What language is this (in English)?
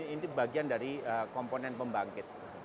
Indonesian